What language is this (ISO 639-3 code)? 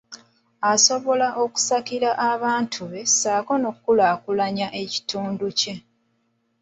lug